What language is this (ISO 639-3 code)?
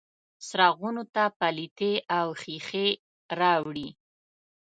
pus